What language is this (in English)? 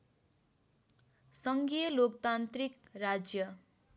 Nepali